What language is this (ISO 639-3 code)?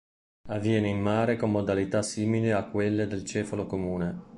ita